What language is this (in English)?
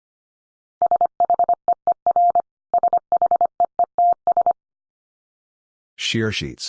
English